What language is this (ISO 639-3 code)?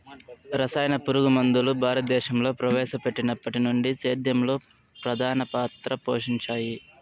tel